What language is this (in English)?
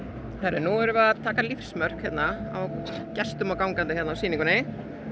Icelandic